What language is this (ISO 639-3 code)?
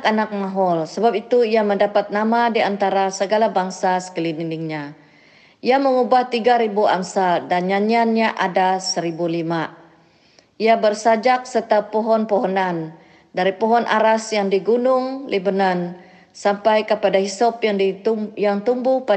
msa